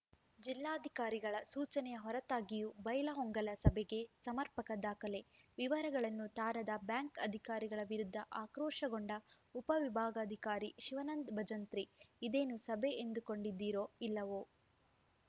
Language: Kannada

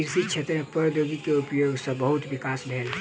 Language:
Maithili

